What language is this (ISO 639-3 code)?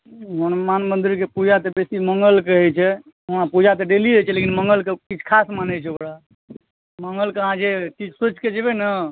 mai